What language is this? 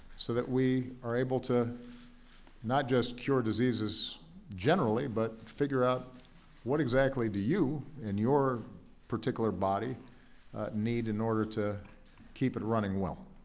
English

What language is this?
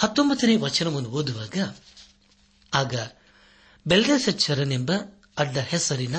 Kannada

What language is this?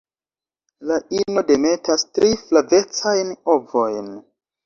Esperanto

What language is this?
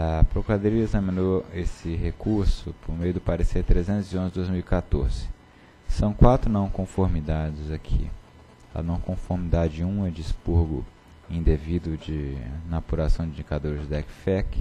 Portuguese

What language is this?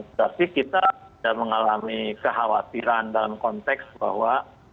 Indonesian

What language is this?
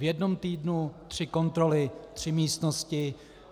Czech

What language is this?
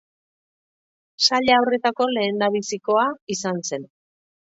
Basque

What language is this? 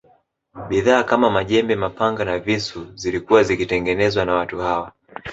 Swahili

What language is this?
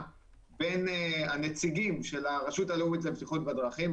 Hebrew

